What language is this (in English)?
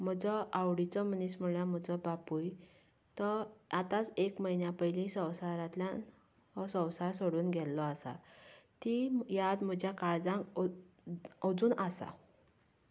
Konkani